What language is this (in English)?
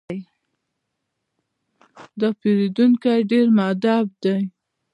Pashto